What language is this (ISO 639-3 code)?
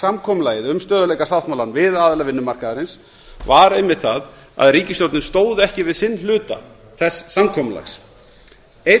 isl